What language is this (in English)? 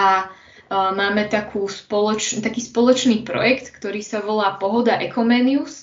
Slovak